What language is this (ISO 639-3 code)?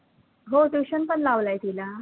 mar